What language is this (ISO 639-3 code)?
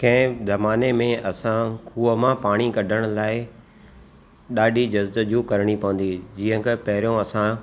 snd